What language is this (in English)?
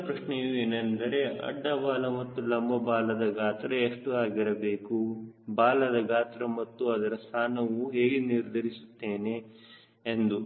Kannada